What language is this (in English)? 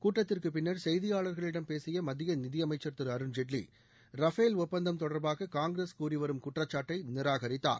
Tamil